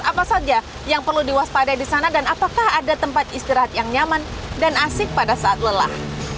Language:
Indonesian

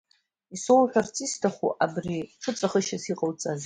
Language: Abkhazian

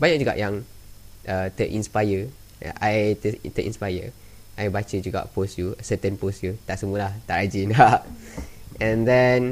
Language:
Malay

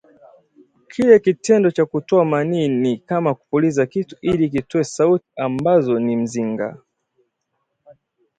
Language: Swahili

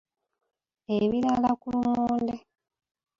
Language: Ganda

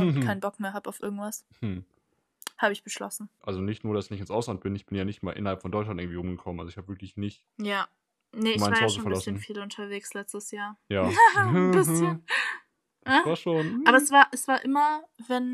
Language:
German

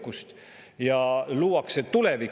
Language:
Estonian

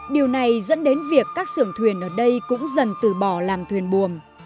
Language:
Vietnamese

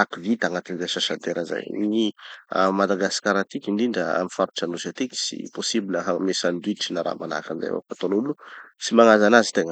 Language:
Tanosy Malagasy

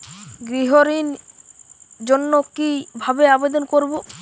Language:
Bangla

